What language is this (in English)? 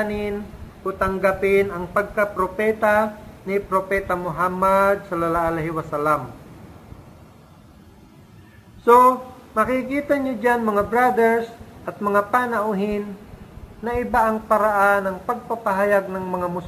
Filipino